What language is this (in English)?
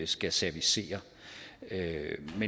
Danish